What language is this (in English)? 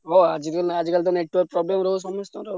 Odia